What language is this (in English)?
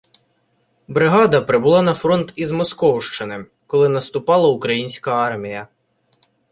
Ukrainian